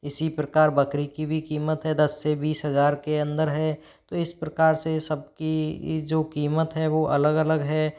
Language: Hindi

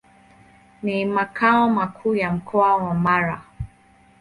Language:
Swahili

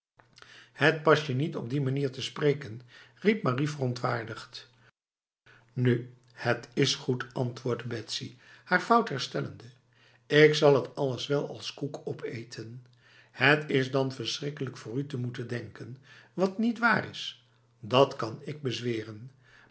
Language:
Dutch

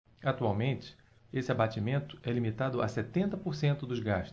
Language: Portuguese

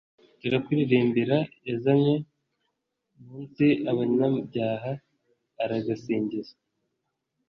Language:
Kinyarwanda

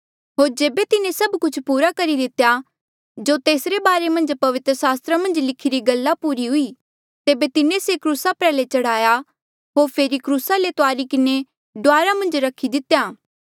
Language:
Mandeali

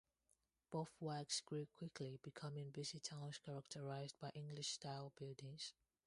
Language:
English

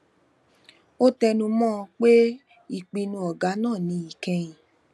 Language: Yoruba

